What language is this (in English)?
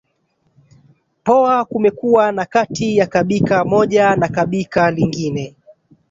Swahili